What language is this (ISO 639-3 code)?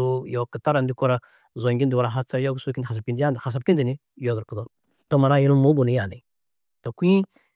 tuq